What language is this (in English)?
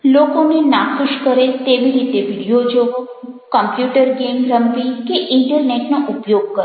Gujarati